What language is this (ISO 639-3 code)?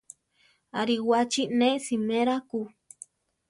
tar